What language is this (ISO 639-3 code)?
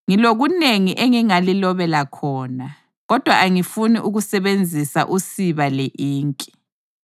nde